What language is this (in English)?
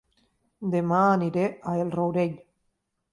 Catalan